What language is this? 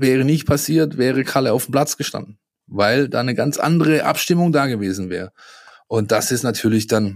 German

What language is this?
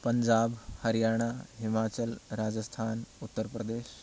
Sanskrit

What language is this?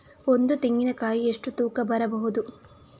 Kannada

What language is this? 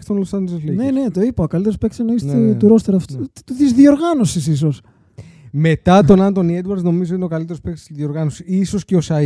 Greek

